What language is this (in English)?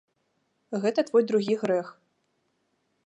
Belarusian